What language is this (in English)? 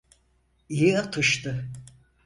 Turkish